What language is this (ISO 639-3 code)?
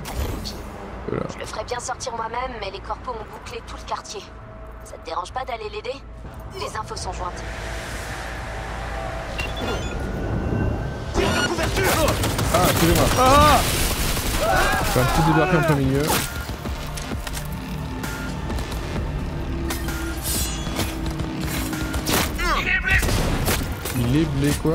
fra